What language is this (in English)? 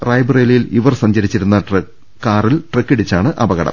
Malayalam